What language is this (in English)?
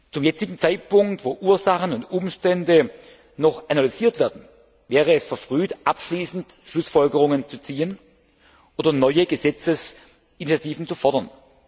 German